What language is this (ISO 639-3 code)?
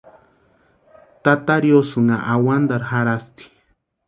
pua